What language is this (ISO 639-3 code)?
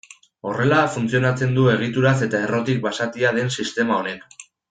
eus